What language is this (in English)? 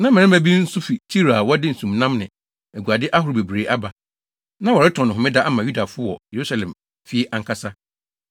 Akan